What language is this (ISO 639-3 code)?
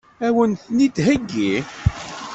kab